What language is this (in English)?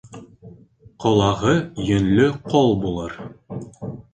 Bashkir